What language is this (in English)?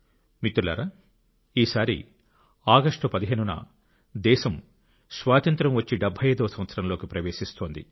Telugu